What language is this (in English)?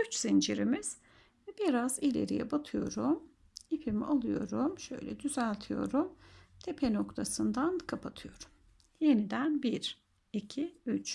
Turkish